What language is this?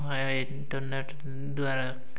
Odia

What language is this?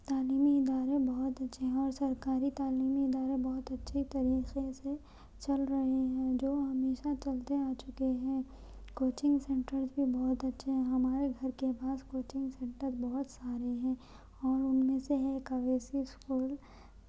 Urdu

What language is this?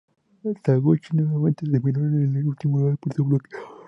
Spanish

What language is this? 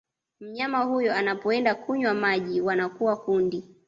Swahili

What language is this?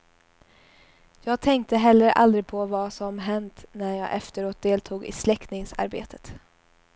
Swedish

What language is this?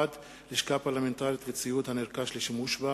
Hebrew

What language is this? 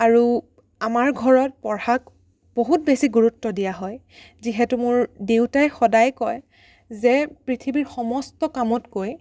Assamese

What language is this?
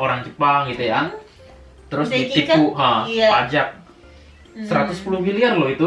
Indonesian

